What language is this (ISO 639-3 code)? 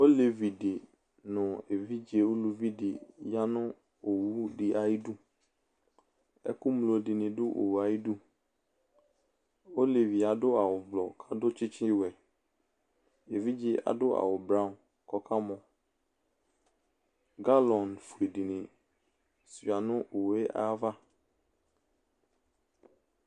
kpo